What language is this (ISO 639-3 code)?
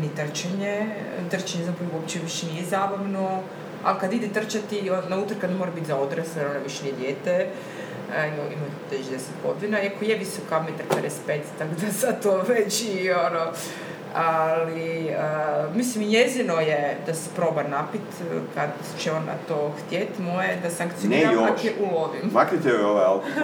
hrv